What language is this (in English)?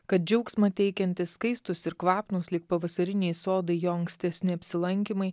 Lithuanian